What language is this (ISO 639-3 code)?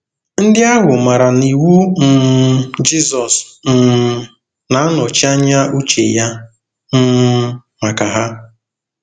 ibo